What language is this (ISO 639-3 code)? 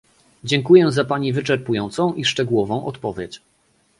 pol